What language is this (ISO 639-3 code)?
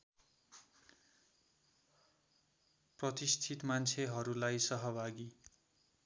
nep